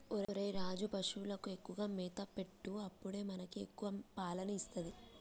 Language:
Telugu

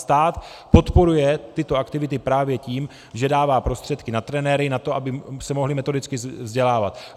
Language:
Czech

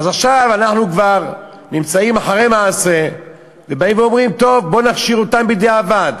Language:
Hebrew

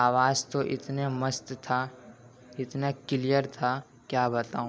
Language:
Urdu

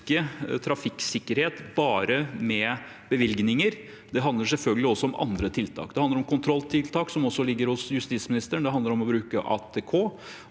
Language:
Norwegian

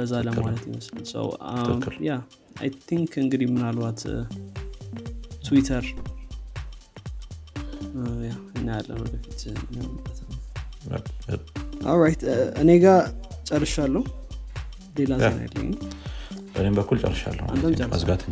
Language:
Amharic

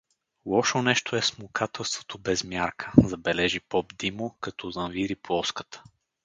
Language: Bulgarian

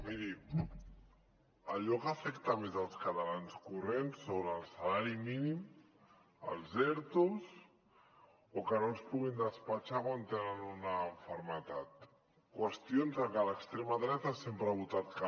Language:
Catalan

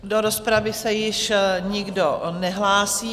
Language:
Czech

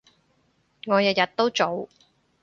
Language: Cantonese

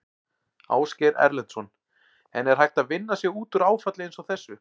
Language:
Icelandic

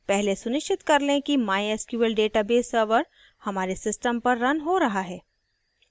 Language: Hindi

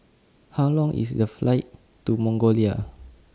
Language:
English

